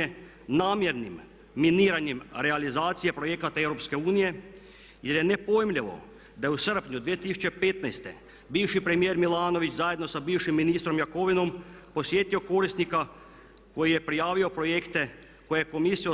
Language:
Croatian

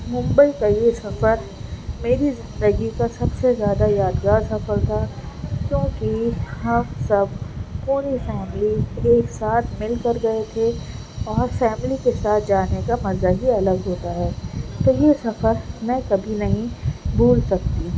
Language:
Urdu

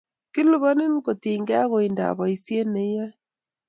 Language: Kalenjin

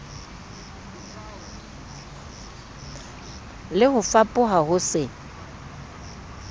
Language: Southern Sotho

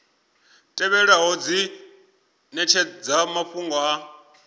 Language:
Venda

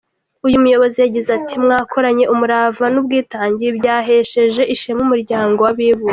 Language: Kinyarwanda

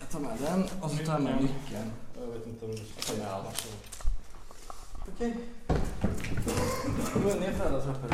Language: Swedish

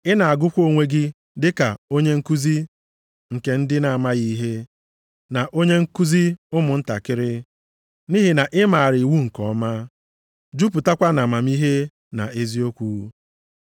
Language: Igbo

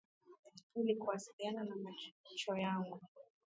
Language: Swahili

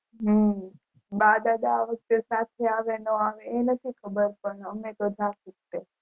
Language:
Gujarati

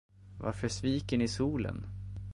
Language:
Swedish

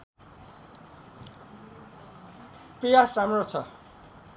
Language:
Nepali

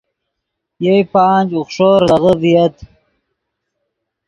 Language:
Yidgha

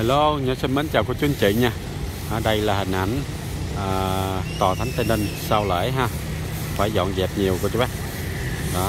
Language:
Vietnamese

